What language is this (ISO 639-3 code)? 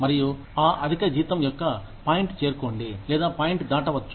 tel